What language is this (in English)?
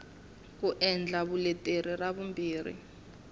Tsonga